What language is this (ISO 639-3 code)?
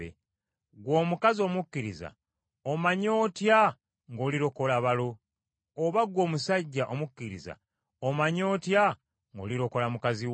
lug